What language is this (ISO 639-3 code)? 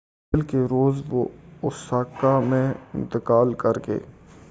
urd